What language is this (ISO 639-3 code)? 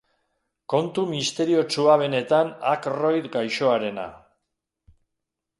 eus